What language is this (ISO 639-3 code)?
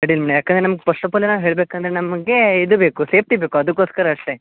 kan